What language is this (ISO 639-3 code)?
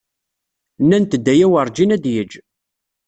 kab